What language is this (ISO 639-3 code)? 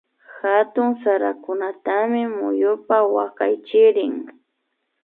qvi